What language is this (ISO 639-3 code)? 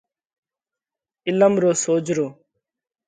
kvx